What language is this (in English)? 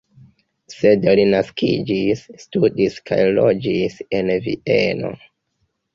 Esperanto